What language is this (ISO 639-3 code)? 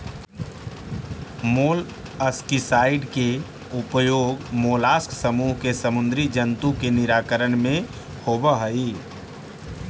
mag